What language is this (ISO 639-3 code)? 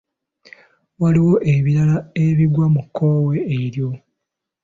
lug